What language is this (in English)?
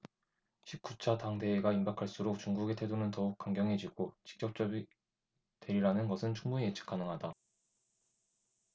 Korean